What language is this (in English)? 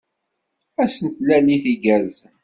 Kabyle